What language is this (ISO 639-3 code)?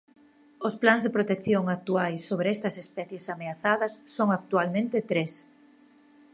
glg